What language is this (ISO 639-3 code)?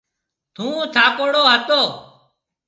mve